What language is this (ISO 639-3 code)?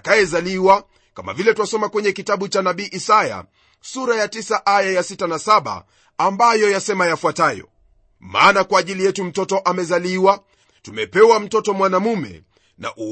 swa